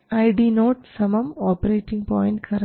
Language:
Malayalam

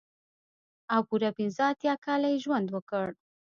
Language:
Pashto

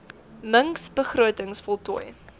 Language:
Afrikaans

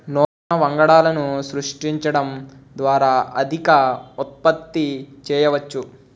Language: Telugu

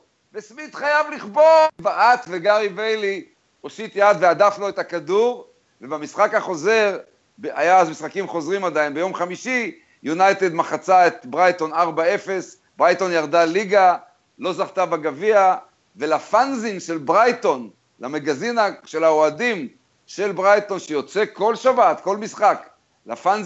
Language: Hebrew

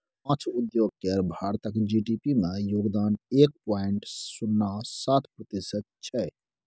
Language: Maithili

